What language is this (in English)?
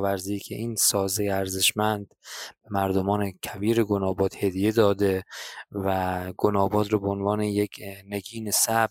Persian